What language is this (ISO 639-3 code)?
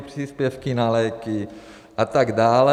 ces